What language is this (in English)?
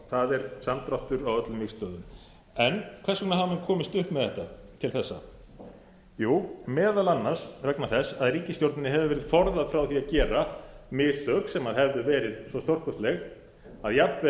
Icelandic